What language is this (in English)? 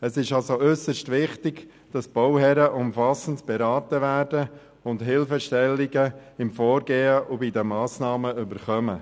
Swiss German